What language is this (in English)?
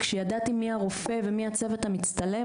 Hebrew